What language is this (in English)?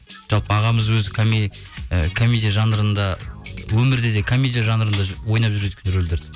Kazakh